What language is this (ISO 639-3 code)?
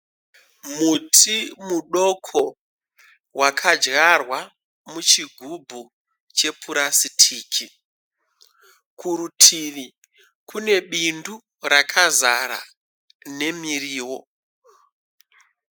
sna